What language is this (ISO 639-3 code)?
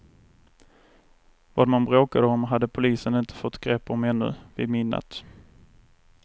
swe